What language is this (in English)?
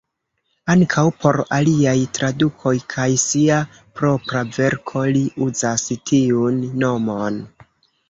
Esperanto